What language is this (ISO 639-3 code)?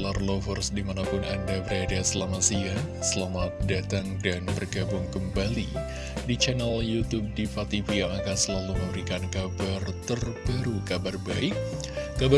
ind